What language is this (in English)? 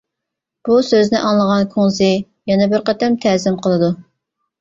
Uyghur